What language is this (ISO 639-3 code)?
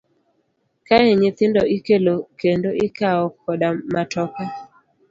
luo